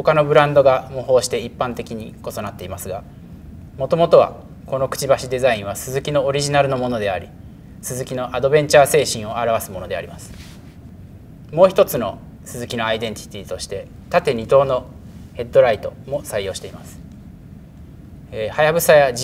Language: Japanese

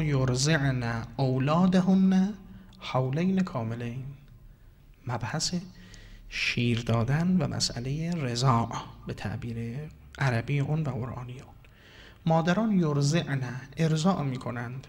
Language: Persian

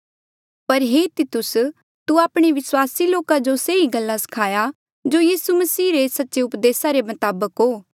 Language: Mandeali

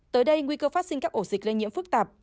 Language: Vietnamese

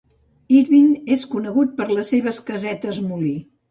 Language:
Catalan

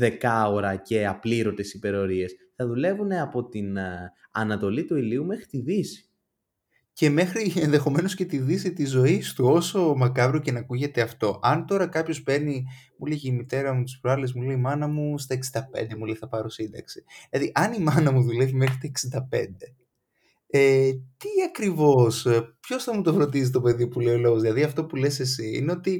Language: Greek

